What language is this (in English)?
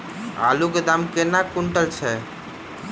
Maithili